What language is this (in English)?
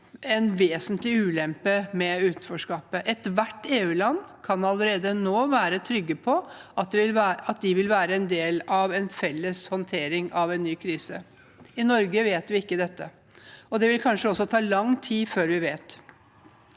Norwegian